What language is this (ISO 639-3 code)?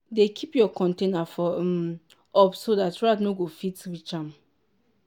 pcm